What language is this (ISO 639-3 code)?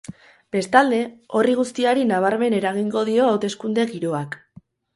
eus